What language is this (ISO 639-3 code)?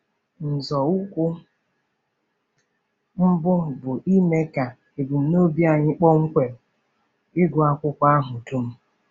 ibo